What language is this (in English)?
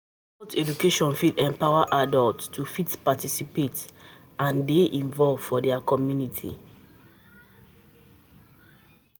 Nigerian Pidgin